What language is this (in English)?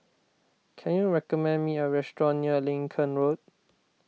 English